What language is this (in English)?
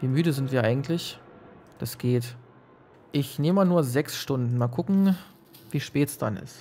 German